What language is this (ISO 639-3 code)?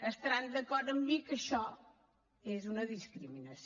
cat